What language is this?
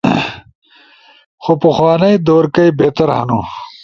Ushojo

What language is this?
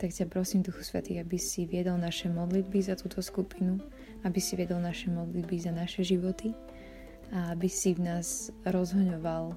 Slovak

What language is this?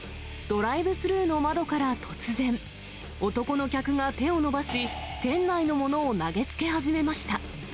Japanese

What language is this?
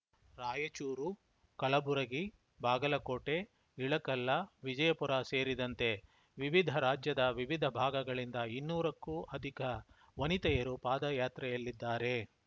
Kannada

